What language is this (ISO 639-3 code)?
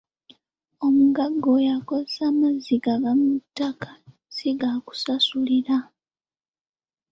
lug